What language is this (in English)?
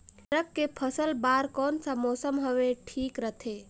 Chhattisgarhi